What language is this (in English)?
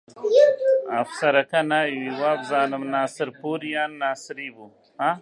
Central Kurdish